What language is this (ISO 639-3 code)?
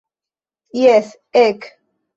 epo